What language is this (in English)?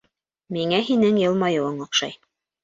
Bashkir